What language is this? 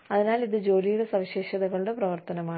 Malayalam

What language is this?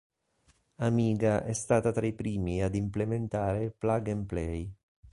Italian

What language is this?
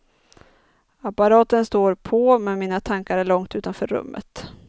Swedish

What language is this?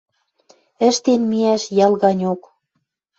Western Mari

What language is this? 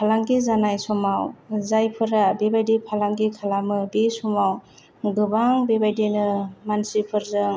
Bodo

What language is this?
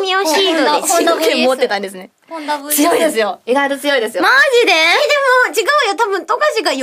Japanese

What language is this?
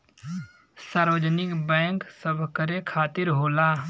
Bhojpuri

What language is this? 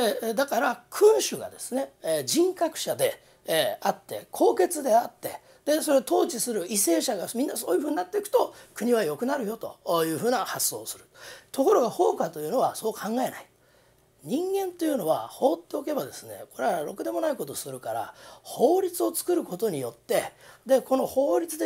Japanese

